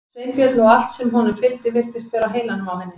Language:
Icelandic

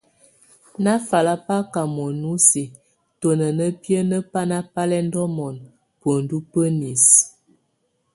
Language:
Tunen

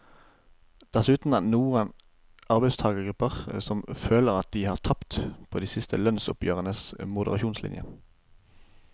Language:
Norwegian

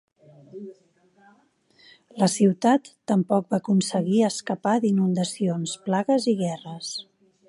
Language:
Catalan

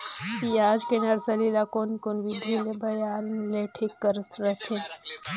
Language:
Chhattisgarhi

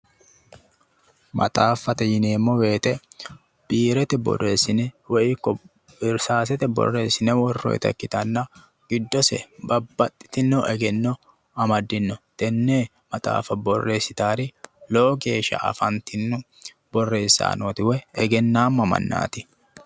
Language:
Sidamo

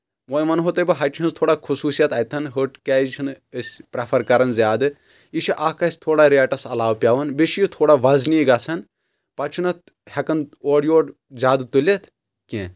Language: Kashmiri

